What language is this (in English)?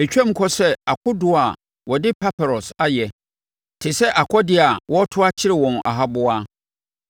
Akan